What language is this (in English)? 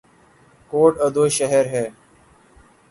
Urdu